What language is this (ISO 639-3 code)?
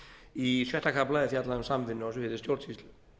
isl